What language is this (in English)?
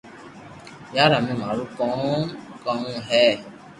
Loarki